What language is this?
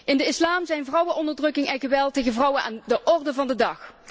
Dutch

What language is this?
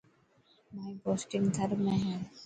Dhatki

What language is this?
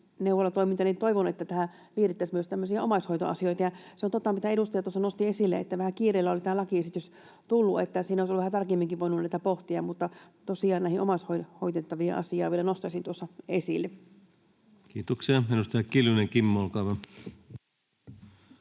Finnish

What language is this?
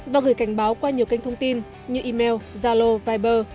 Vietnamese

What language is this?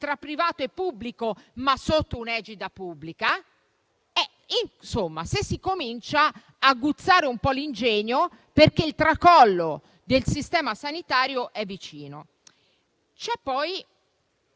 Italian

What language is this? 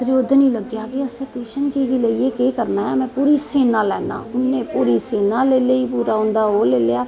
Dogri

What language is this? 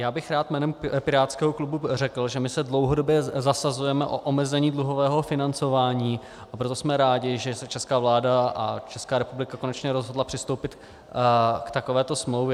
Czech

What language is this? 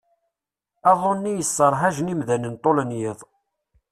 Kabyle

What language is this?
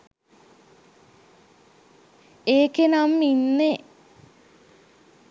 Sinhala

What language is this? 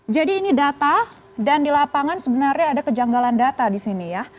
Indonesian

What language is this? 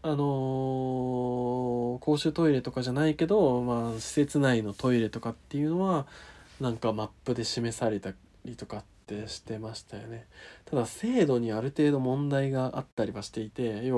Japanese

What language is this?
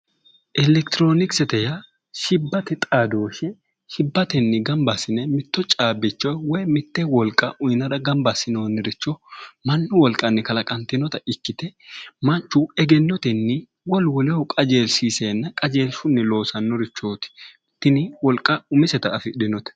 Sidamo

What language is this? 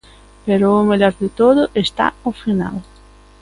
Galician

